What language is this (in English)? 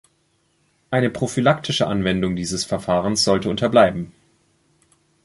German